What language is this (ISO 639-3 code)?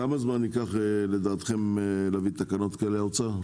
heb